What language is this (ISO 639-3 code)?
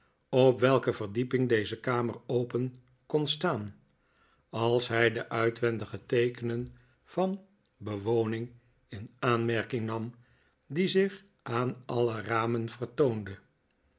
nld